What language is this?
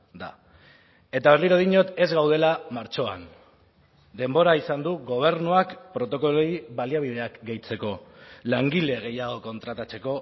Basque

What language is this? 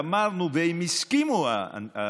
Hebrew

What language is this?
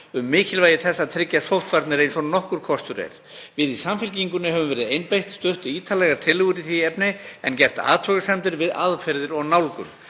Icelandic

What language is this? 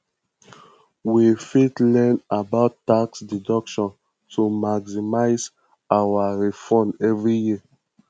Nigerian Pidgin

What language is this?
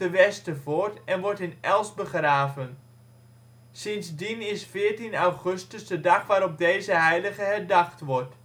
Dutch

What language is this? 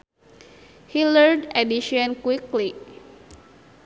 Sundanese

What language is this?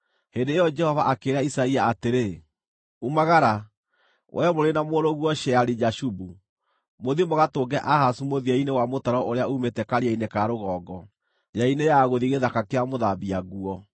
Kikuyu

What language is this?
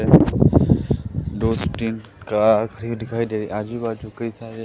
Hindi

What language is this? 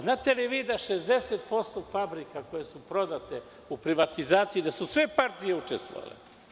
Serbian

